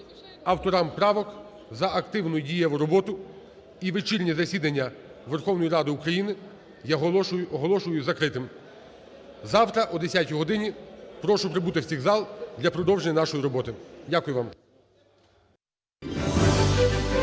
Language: Ukrainian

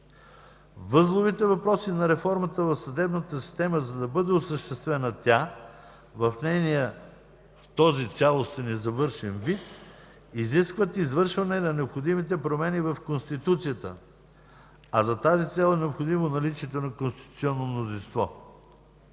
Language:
Bulgarian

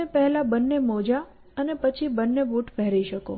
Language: Gujarati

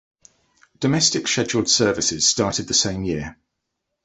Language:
English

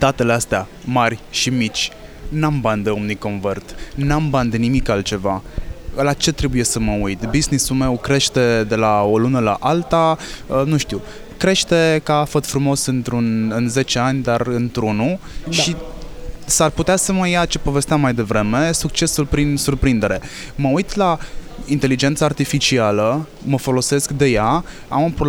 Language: Romanian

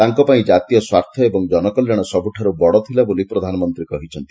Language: Odia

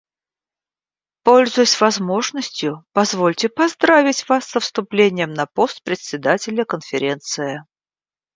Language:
Russian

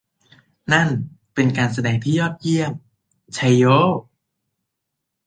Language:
Thai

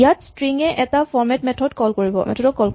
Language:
Assamese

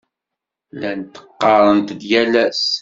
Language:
Kabyle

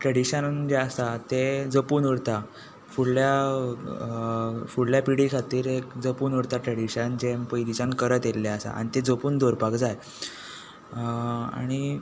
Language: Konkani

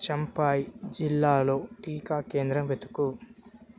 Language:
Telugu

